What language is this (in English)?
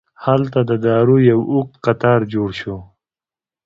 Pashto